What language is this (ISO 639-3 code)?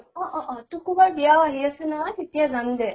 asm